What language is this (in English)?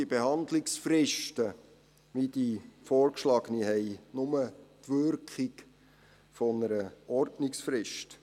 Swiss German